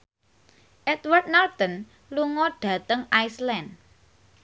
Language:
Javanese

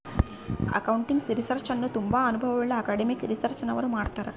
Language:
Kannada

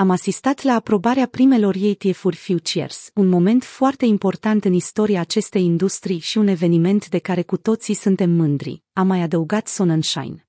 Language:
Romanian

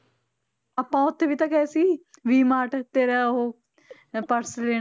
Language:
Punjabi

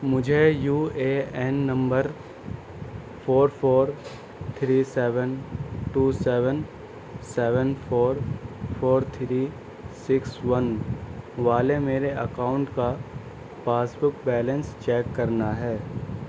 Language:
Urdu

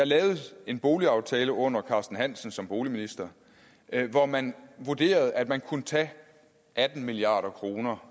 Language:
Danish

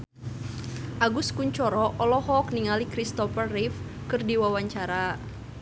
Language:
Sundanese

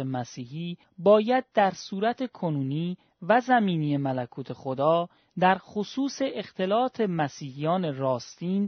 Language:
Persian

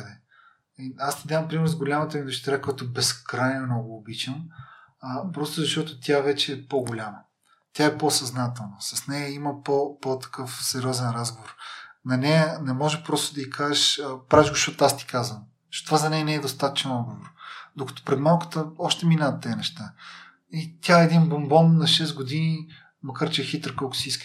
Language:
Bulgarian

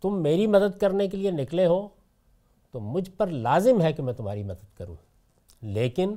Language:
Urdu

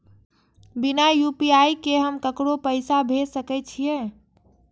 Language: Maithili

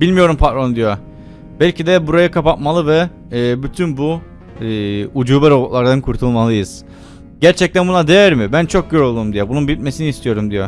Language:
Turkish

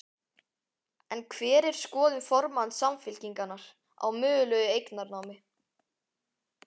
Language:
Icelandic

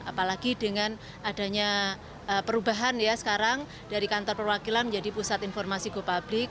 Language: Indonesian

